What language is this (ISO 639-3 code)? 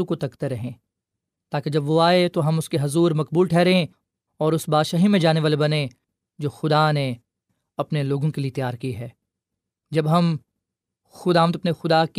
urd